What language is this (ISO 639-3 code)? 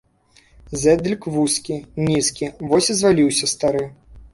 bel